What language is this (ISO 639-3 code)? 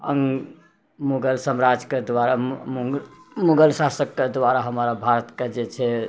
mai